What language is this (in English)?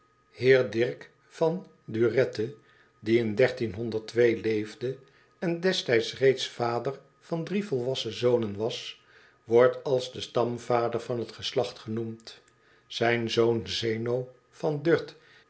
Dutch